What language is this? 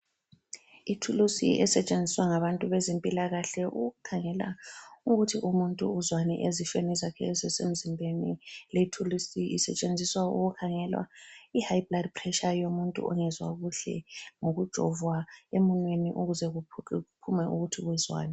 North Ndebele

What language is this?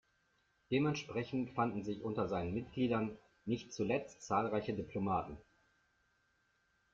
German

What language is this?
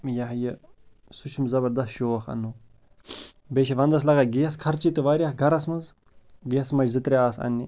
Kashmiri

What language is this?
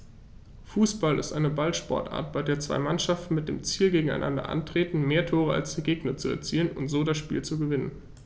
German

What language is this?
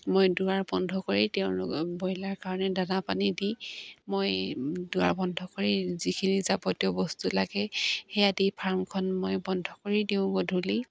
Assamese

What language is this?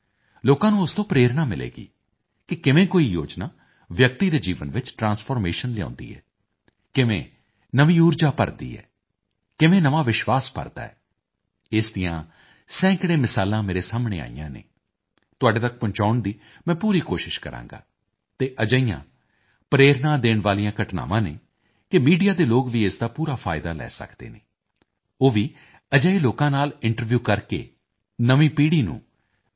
Punjabi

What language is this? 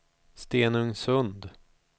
Swedish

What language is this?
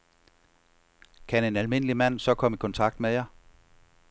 Danish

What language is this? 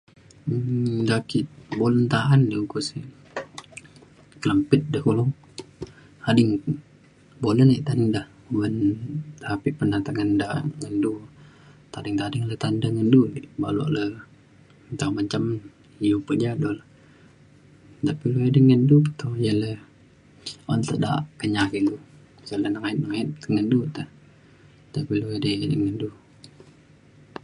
Mainstream Kenyah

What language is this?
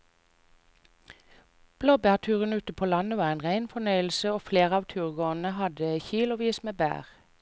Norwegian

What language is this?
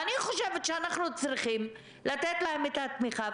Hebrew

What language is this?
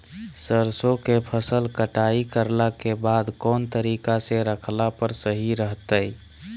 Magahi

